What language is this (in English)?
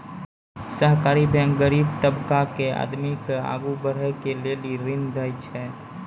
Maithili